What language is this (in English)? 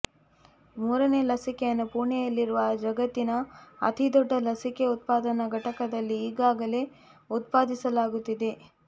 Kannada